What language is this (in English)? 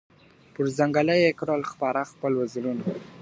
Pashto